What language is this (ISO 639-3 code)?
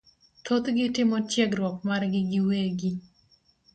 luo